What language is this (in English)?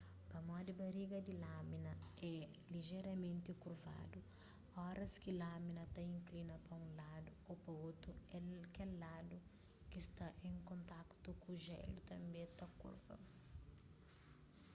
Kabuverdianu